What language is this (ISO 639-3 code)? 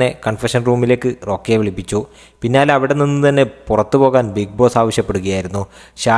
mal